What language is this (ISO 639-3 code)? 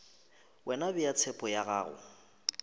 nso